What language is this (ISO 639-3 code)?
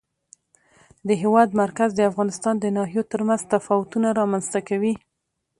pus